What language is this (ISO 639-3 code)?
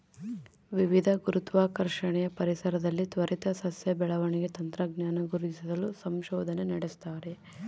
kan